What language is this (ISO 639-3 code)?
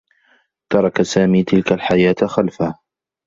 ara